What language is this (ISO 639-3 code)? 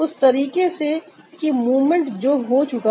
hin